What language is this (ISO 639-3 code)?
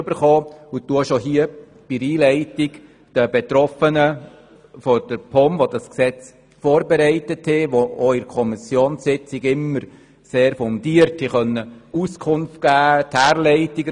gsw